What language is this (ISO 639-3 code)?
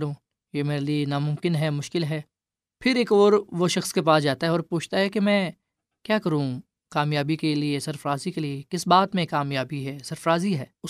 urd